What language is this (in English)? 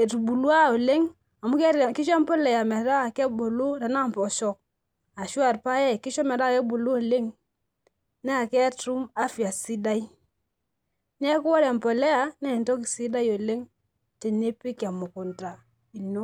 Masai